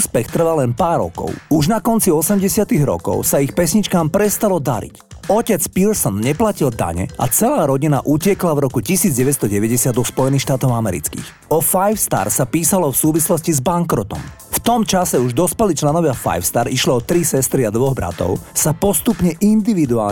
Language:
Slovak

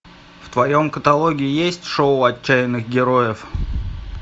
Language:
Russian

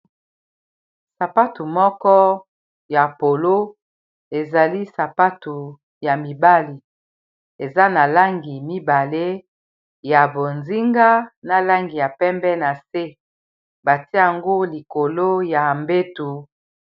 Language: Lingala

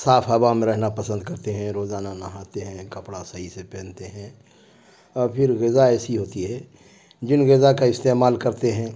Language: Urdu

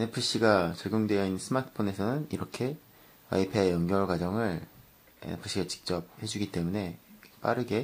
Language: Korean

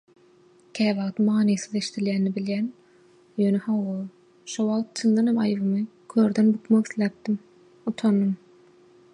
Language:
Turkmen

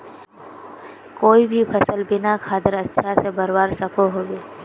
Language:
Magahi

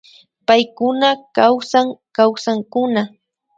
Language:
Imbabura Highland Quichua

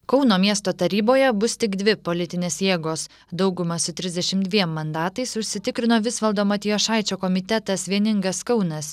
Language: Lithuanian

